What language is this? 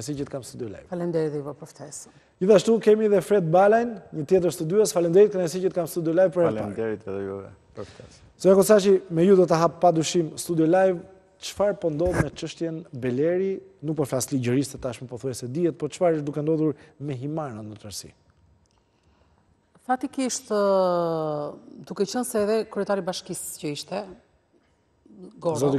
Romanian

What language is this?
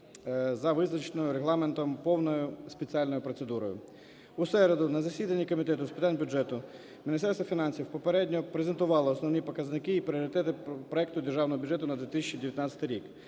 Ukrainian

